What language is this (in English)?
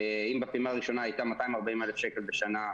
Hebrew